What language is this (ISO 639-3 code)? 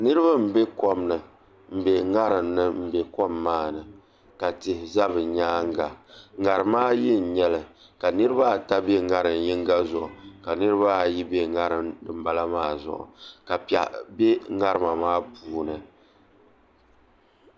dag